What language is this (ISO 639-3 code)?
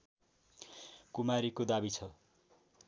nep